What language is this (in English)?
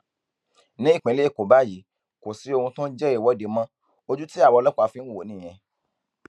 Yoruba